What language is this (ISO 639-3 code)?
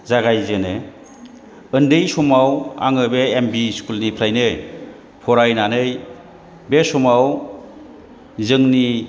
brx